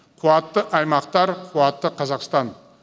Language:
Kazakh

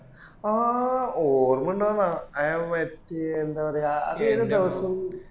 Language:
Malayalam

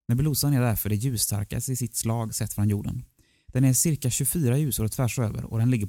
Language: Swedish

